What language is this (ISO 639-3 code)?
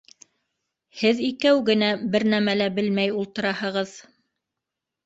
bak